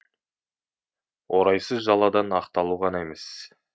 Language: Kazakh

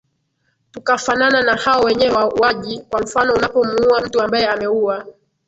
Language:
Swahili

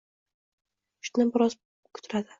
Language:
Uzbek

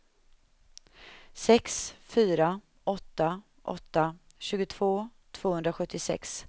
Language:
Swedish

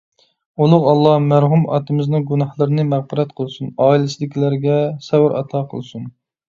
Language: Uyghur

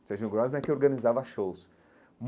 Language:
Portuguese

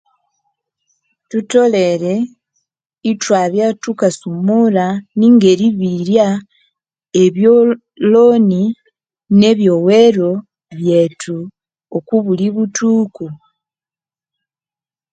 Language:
Konzo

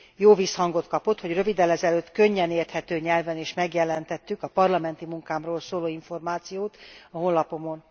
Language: Hungarian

